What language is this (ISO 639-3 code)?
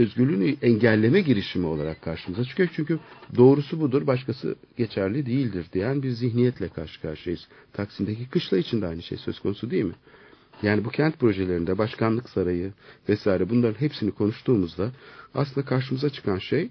tur